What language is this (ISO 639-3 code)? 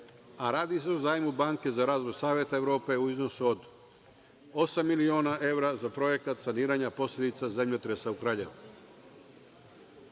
srp